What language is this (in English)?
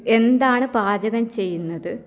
Malayalam